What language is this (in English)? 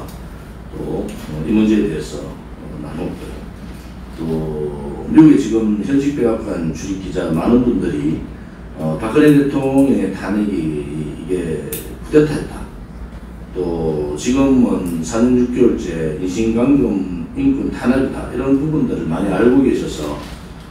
Korean